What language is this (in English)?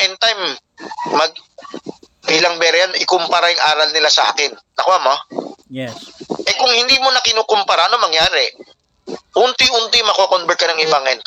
Filipino